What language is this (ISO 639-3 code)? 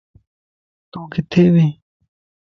lss